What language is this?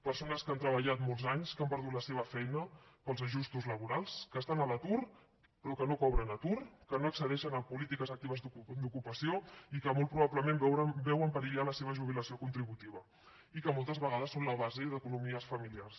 Catalan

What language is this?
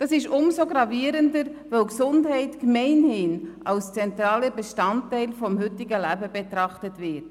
Swiss German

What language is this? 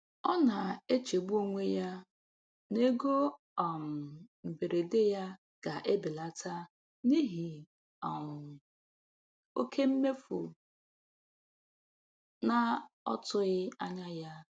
Igbo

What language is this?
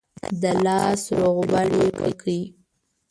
Pashto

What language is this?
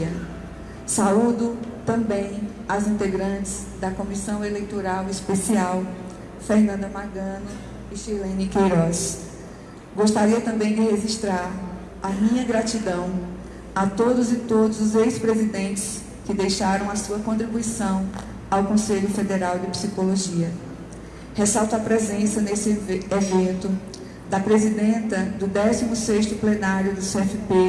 Portuguese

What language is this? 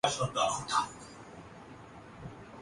Urdu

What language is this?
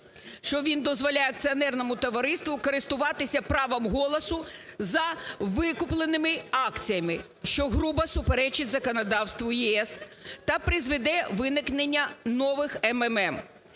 Ukrainian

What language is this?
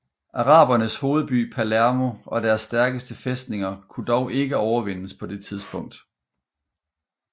Danish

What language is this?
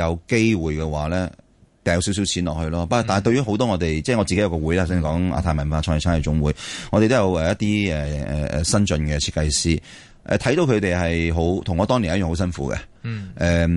Chinese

